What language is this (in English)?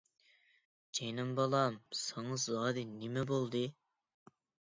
Uyghur